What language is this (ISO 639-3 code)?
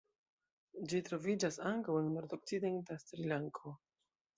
epo